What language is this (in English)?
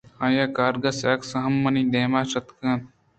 Eastern Balochi